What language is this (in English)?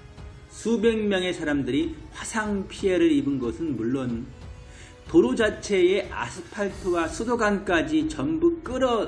Korean